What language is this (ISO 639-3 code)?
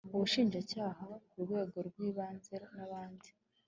kin